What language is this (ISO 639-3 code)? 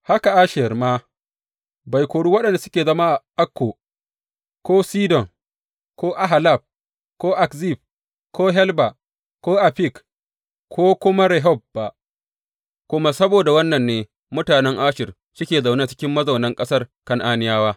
hau